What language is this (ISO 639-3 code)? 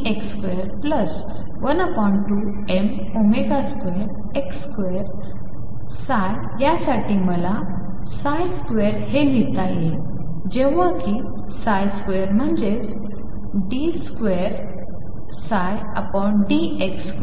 mar